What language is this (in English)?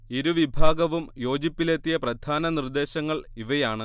Malayalam